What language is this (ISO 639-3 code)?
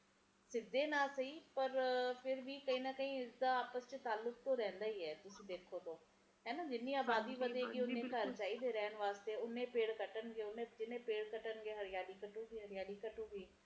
pan